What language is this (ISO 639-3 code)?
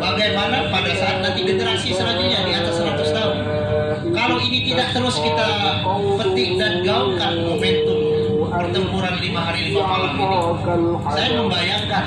ind